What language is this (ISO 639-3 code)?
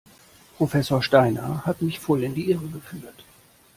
deu